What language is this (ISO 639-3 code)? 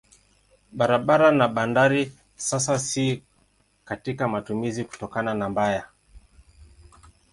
swa